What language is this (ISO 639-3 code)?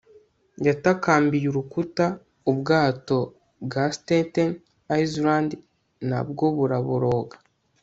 kin